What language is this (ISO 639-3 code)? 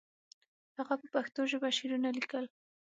pus